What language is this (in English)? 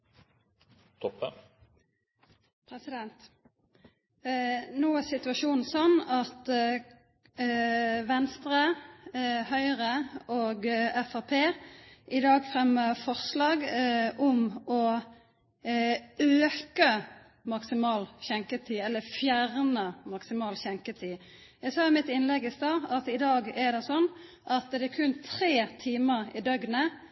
Norwegian